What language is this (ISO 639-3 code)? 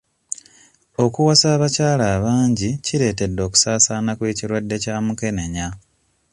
lug